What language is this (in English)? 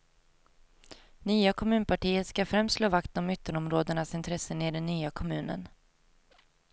Swedish